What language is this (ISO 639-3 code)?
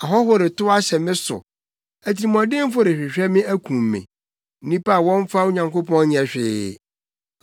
aka